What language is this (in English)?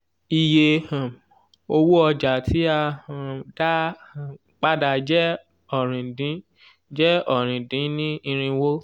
Yoruba